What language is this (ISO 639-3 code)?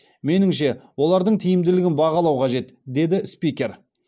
kaz